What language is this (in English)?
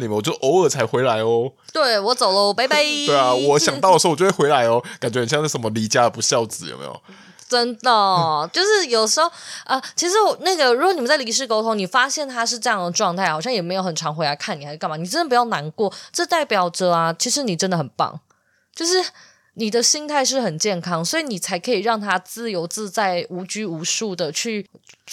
Chinese